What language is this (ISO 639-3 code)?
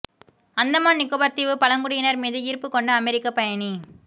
tam